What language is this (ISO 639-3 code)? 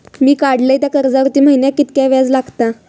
mar